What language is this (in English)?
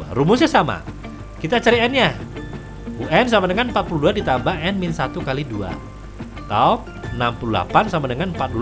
Indonesian